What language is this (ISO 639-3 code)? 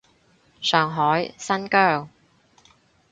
yue